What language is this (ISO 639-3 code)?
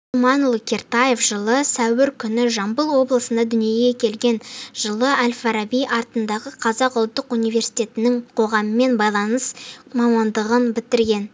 kaz